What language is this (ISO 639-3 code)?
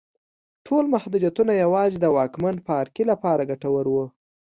pus